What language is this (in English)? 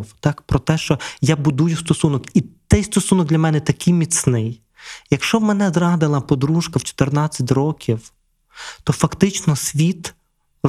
Ukrainian